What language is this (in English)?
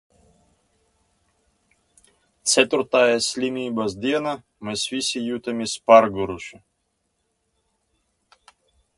Latvian